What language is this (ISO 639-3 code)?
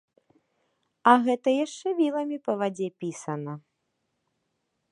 bel